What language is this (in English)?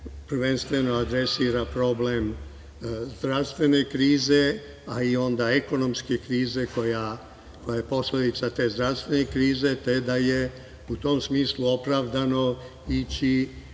Serbian